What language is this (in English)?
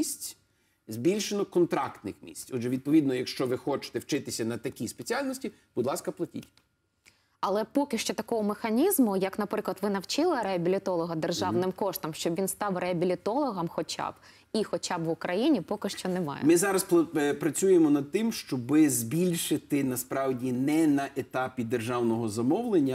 Ukrainian